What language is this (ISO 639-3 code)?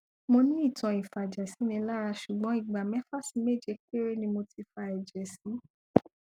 yor